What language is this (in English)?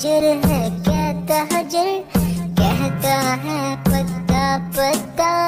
Hindi